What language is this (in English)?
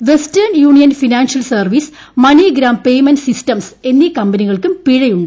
Malayalam